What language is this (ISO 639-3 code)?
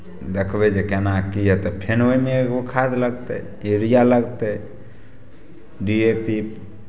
mai